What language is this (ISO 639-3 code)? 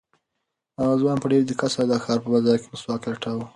pus